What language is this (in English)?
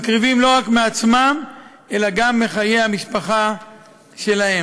Hebrew